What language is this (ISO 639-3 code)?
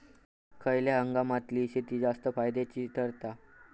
mar